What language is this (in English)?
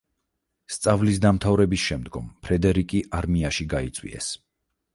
Georgian